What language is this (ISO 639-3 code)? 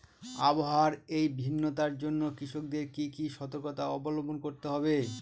ben